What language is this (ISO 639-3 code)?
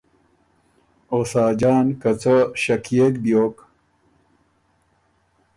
oru